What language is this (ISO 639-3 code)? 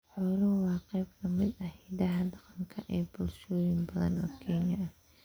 som